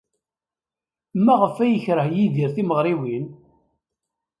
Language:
Kabyle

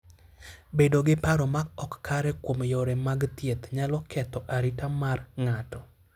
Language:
Luo (Kenya and Tanzania)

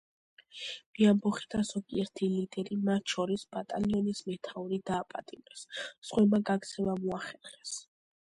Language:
Georgian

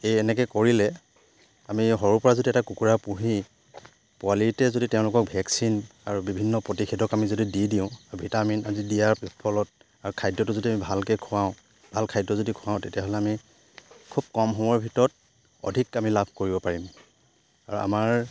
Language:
Assamese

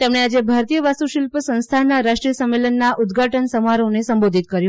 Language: Gujarati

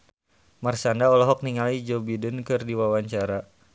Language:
Sundanese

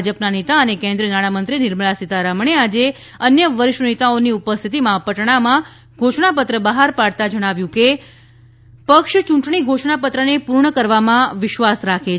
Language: Gujarati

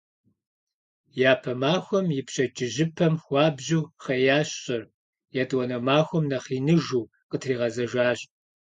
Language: Kabardian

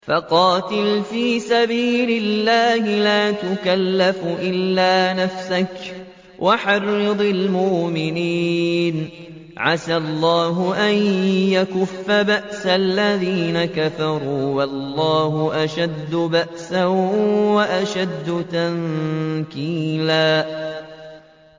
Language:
Arabic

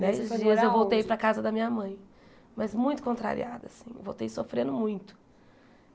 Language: Portuguese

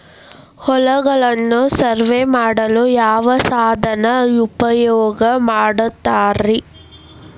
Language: Kannada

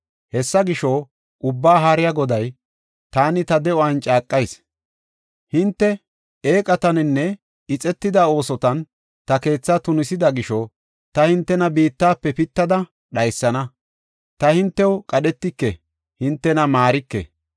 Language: Gofa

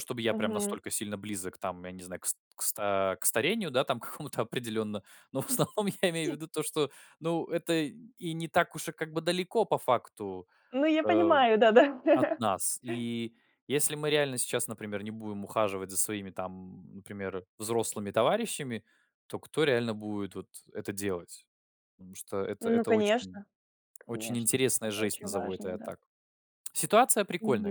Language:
Russian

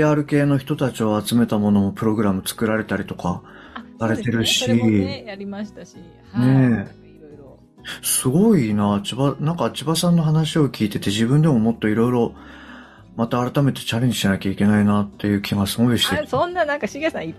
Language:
Japanese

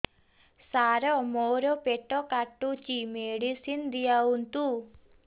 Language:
Odia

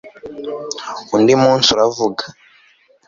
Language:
Kinyarwanda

